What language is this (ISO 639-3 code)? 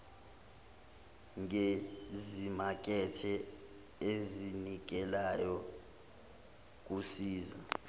zul